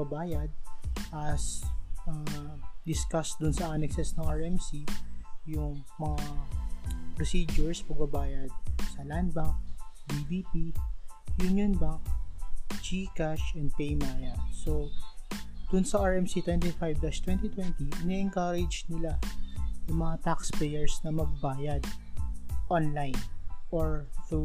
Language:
Filipino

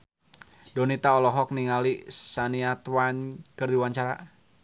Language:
Sundanese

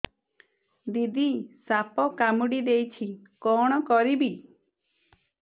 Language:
Odia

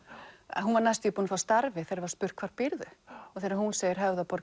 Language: Icelandic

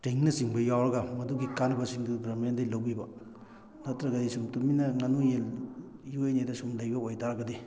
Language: Manipuri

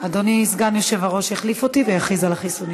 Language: Hebrew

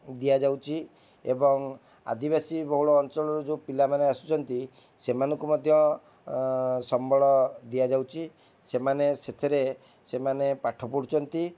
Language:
Odia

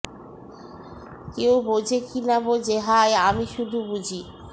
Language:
Bangla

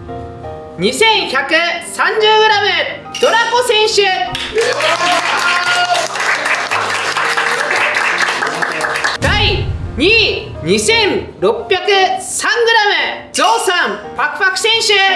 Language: Japanese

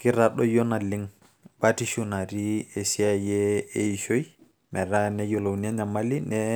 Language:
Masai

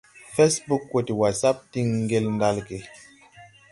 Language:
Tupuri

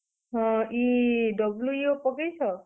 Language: Odia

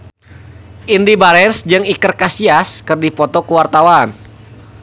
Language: Sundanese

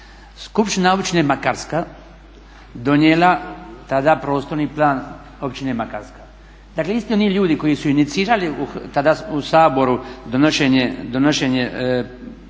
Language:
Croatian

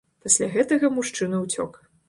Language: Belarusian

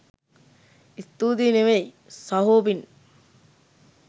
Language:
Sinhala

